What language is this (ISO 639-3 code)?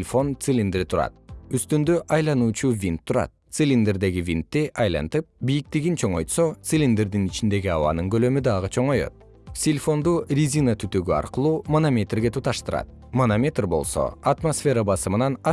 kir